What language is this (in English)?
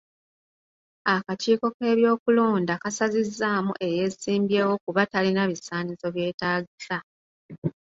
Ganda